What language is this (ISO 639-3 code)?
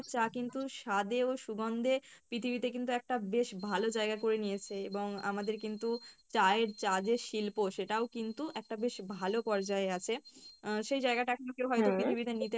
ben